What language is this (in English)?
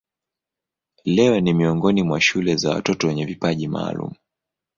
Swahili